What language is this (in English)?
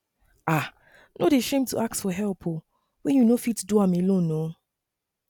Nigerian Pidgin